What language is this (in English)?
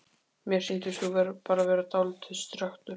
Icelandic